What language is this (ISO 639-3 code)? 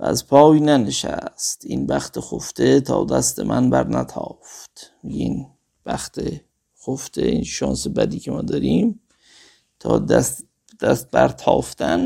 fas